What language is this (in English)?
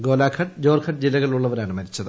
Malayalam